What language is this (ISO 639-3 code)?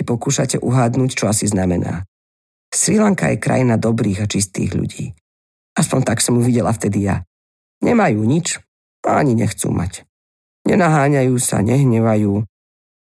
slk